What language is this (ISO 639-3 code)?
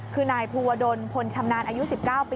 tha